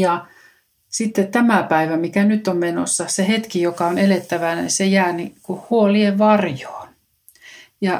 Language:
Finnish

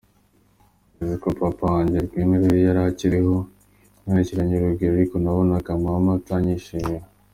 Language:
Kinyarwanda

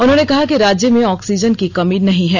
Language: Hindi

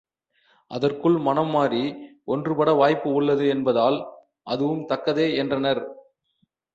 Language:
Tamil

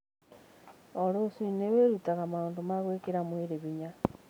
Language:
Kikuyu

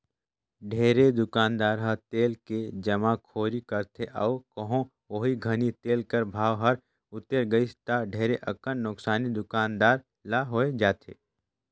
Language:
Chhattisgarhi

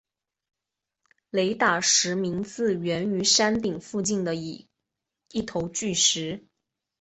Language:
Chinese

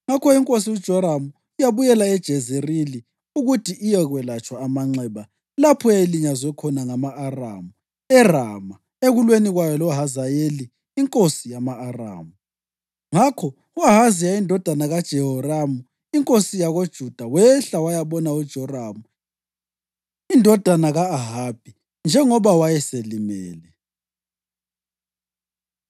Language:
North Ndebele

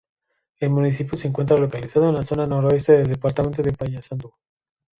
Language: Spanish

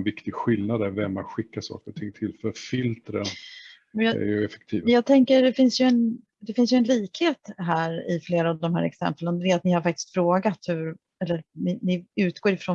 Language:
Swedish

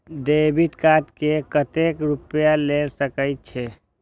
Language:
Maithili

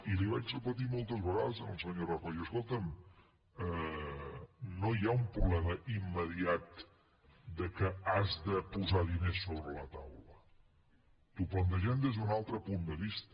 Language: Catalan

